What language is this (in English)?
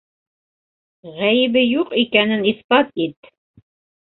Bashkir